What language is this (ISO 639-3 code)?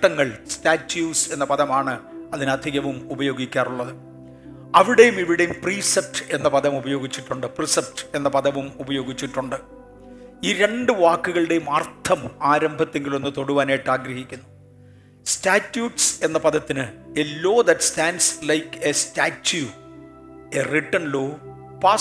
mal